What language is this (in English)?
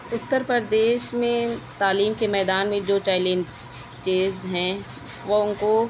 Urdu